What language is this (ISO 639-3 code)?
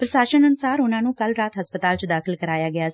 pan